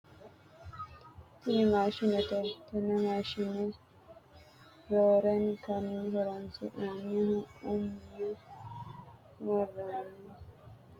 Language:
Sidamo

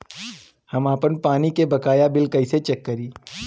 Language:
Bhojpuri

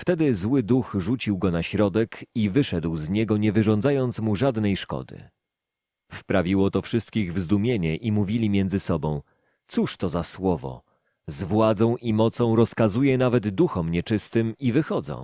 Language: Polish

